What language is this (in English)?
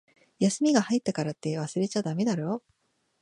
Japanese